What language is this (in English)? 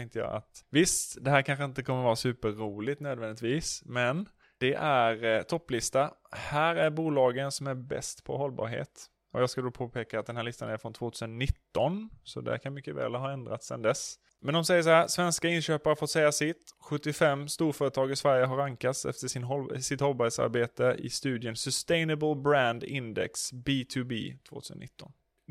Swedish